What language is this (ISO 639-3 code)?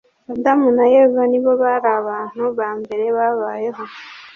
kin